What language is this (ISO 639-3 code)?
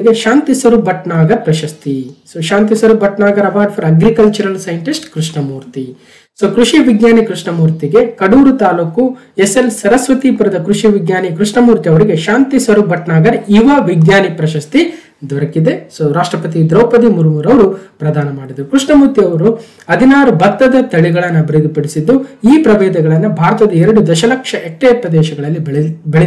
kan